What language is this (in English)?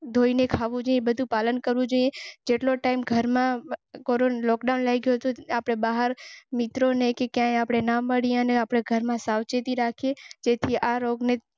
Gujarati